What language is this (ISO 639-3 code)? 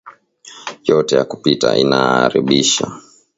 swa